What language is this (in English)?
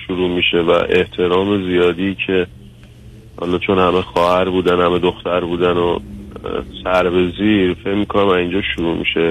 Persian